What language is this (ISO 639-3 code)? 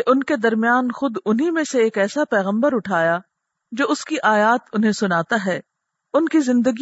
urd